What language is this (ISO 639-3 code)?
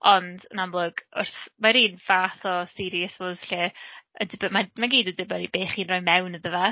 cym